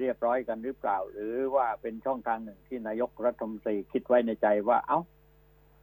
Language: Thai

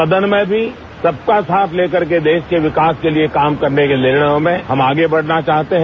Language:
Hindi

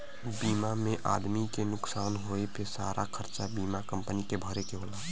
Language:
Bhojpuri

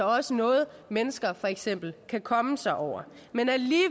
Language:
Danish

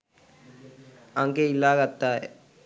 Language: Sinhala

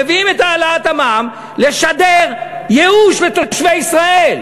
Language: Hebrew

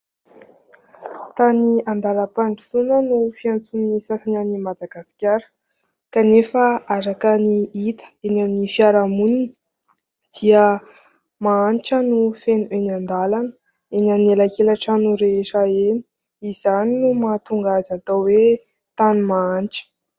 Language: Malagasy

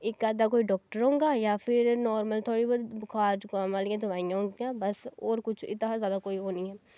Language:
Dogri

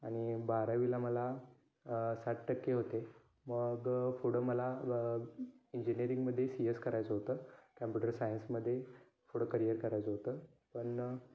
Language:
Marathi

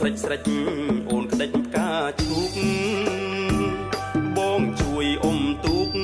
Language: Khmer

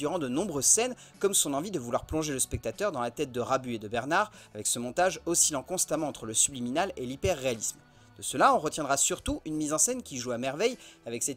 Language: French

